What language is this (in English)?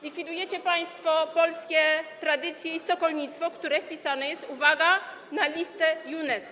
Polish